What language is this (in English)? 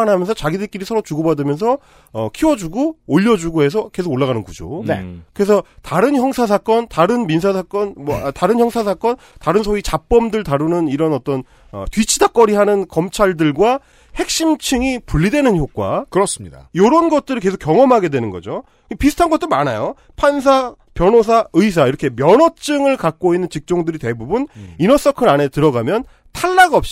Korean